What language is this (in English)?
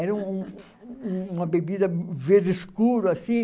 Portuguese